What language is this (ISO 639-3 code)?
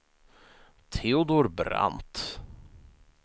swe